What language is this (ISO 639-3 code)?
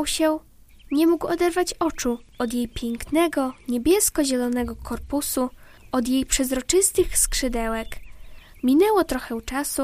pol